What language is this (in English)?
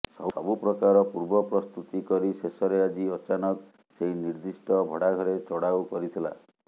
Odia